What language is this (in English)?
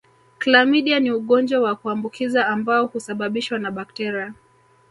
Swahili